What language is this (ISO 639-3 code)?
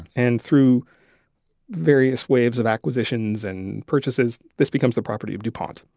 eng